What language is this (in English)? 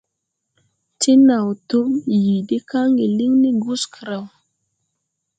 Tupuri